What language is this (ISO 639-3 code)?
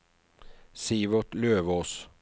nor